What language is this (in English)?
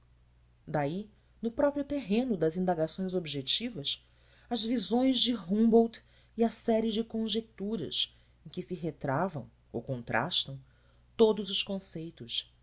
Portuguese